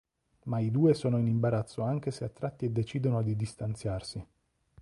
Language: Italian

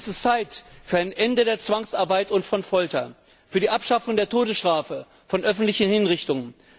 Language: German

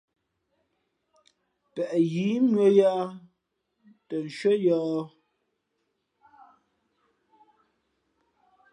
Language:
Fe'fe'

